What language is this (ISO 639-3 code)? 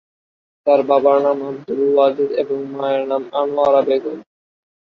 ben